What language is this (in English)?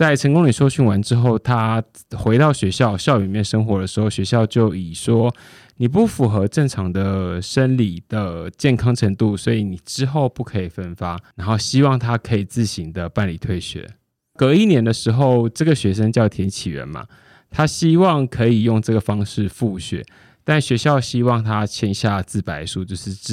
Chinese